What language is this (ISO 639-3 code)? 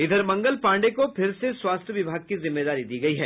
hin